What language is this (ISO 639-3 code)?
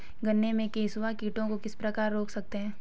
hin